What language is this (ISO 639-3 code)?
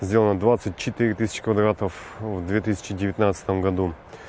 rus